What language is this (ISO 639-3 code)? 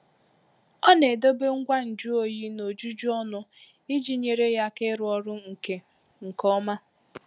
ibo